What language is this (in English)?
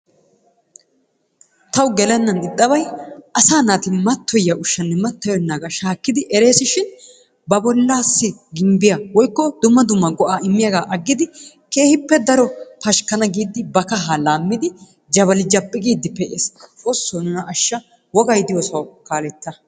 Wolaytta